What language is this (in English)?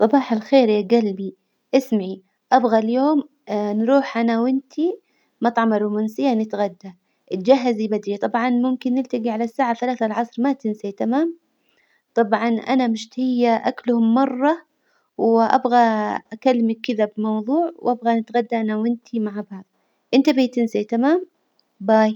Hijazi Arabic